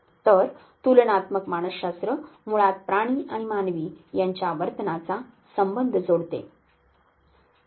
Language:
Marathi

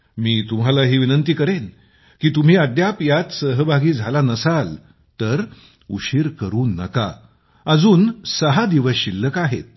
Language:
Marathi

